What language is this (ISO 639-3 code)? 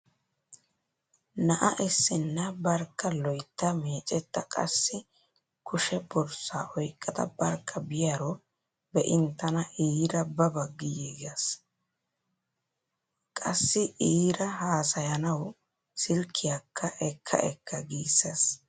wal